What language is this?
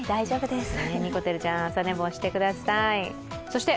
Japanese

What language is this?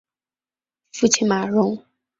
Chinese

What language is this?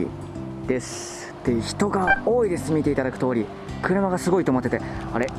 Japanese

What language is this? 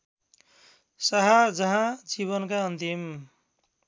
Nepali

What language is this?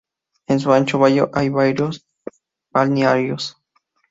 Spanish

